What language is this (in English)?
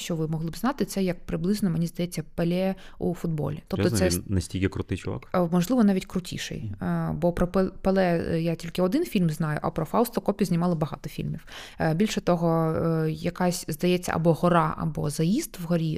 Ukrainian